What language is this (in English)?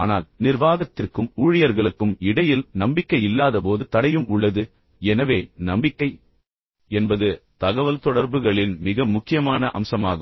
Tamil